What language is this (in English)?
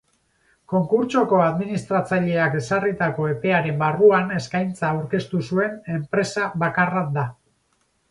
Basque